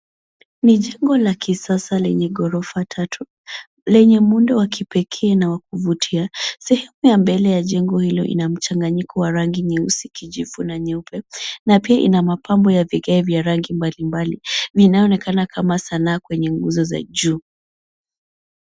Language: Swahili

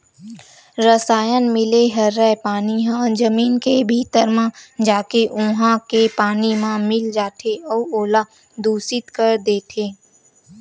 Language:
Chhattisgarhi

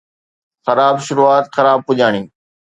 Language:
Sindhi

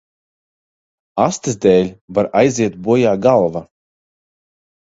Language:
Latvian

